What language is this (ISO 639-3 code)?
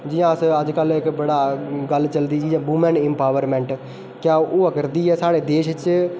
doi